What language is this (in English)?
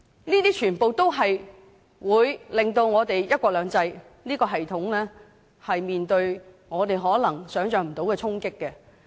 Cantonese